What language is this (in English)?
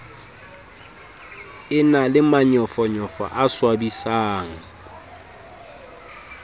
Southern Sotho